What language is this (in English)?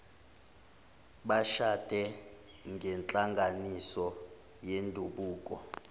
Zulu